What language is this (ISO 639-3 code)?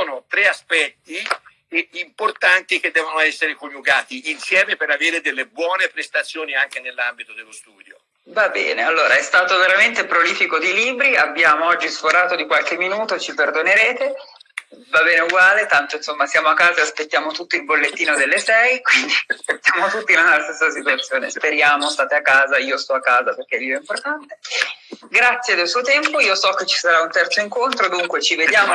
ita